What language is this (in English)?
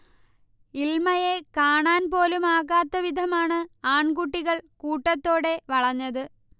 Malayalam